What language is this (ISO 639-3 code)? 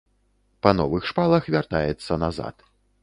bel